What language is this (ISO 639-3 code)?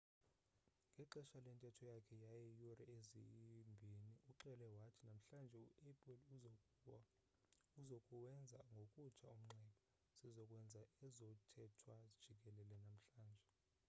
xho